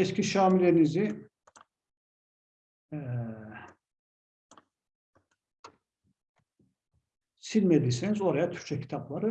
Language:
Turkish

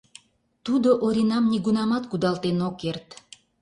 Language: Mari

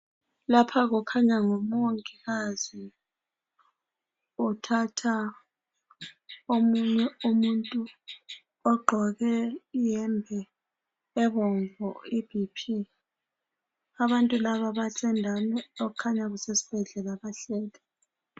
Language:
North Ndebele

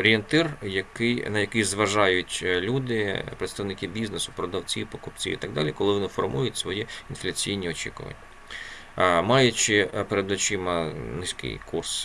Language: Ukrainian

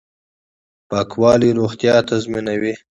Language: Pashto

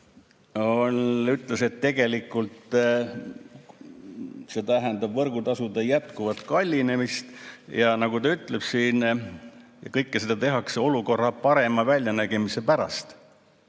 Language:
Estonian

